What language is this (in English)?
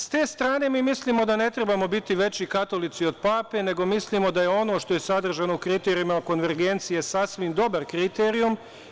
Serbian